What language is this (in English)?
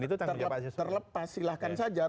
Indonesian